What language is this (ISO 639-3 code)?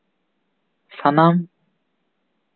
sat